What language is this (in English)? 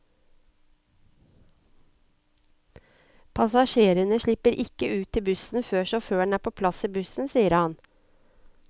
Norwegian